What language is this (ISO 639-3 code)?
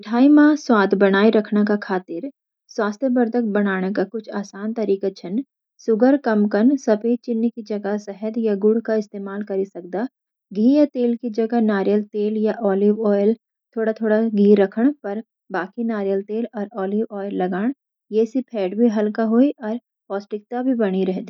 gbm